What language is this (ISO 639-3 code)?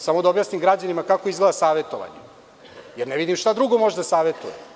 srp